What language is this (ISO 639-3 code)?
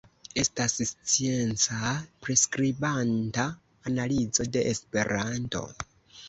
epo